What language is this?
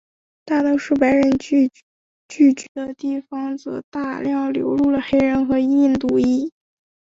Chinese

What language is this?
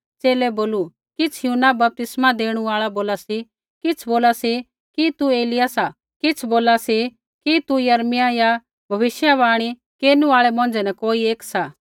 Kullu Pahari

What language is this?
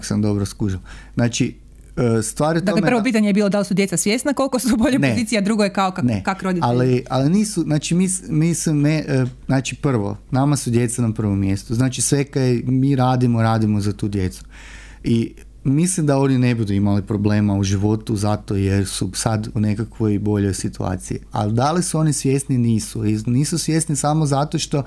Croatian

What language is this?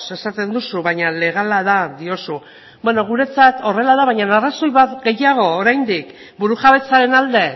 Basque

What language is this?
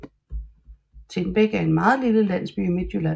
Danish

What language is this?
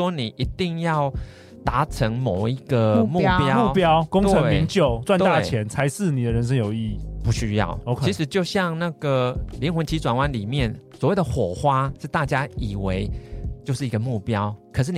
Chinese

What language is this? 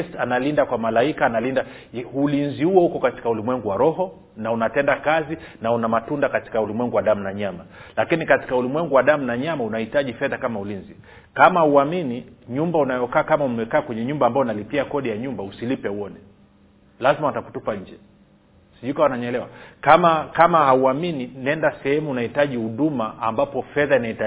Swahili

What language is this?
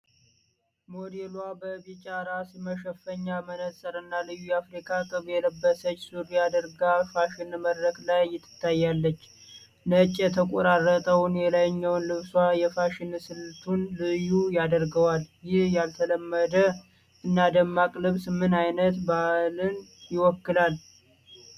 Amharic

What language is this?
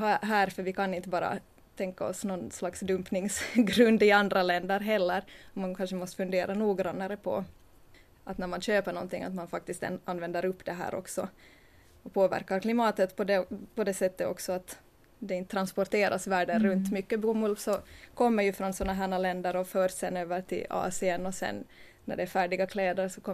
Swedish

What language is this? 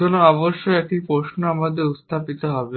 Bangla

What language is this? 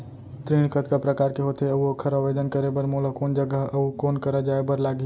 Chhattisgarhi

